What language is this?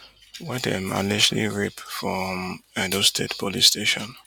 Nigerian Pidgin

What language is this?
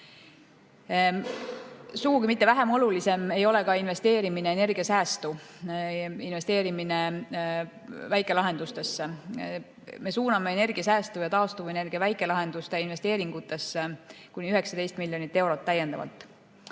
Estonian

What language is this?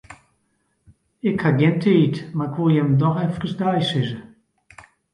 Western Frisian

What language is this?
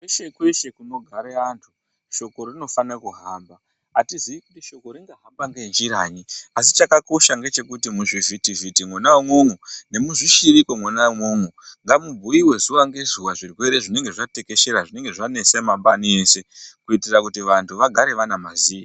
Ndau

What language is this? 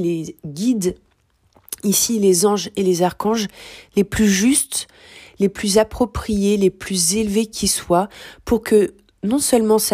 French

